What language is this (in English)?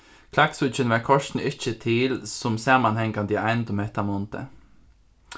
Faroese